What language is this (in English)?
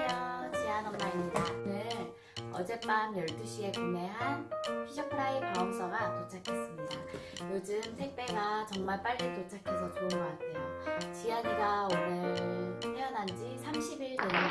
Korean